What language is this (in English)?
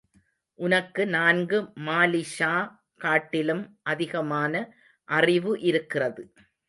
Tamil